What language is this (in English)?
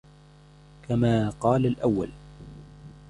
Arabic